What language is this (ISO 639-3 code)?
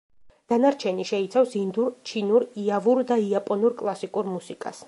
kat